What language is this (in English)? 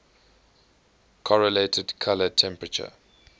English